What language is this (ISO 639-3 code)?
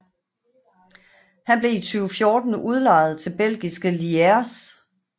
dan